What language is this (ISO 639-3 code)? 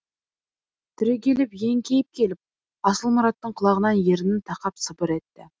kaz